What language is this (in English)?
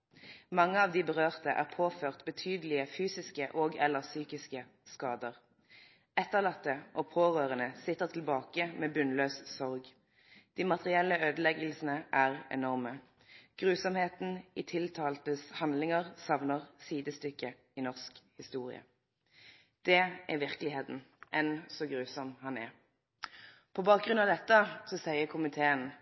Norwegian Nynorsk